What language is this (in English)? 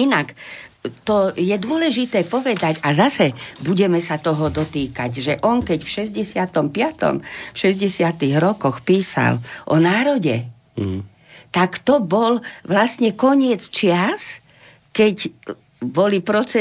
Slovak